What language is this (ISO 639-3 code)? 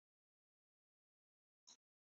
urd